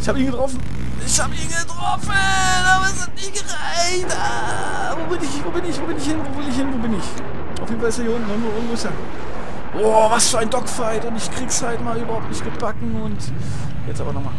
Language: German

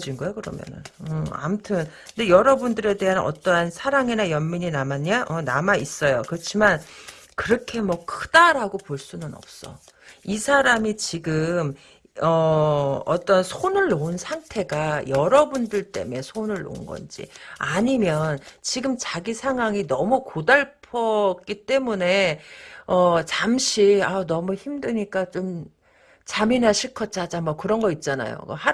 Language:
Korean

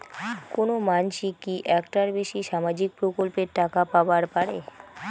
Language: Bangla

